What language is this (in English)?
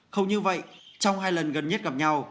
Vietnamese